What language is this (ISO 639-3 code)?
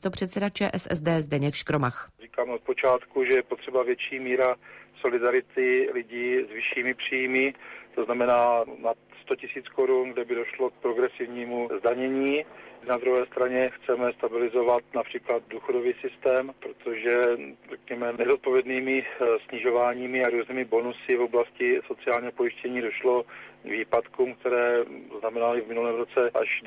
ces